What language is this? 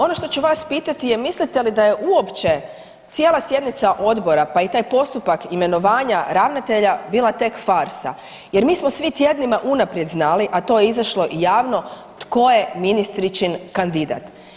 Croatian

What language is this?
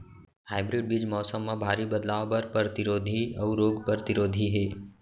Chhattisgarhi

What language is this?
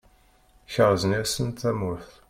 Kabyle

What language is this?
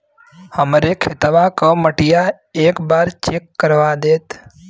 Bhojpuri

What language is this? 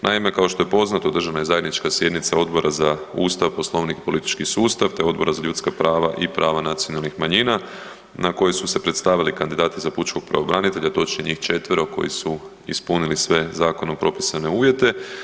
Croatian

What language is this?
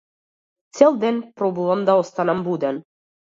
Macedonian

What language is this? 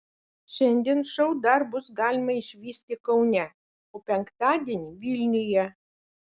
Lithuanian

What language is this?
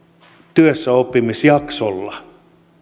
Finnish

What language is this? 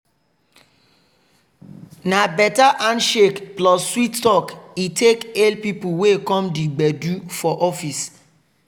Nigerian Pidgin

